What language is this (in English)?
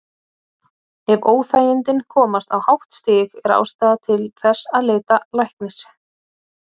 Icelandic